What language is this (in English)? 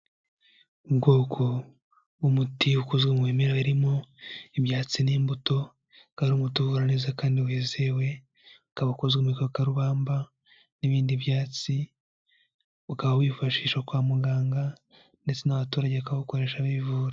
Kinyarwanda